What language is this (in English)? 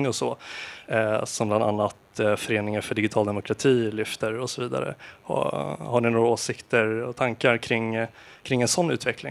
Swedish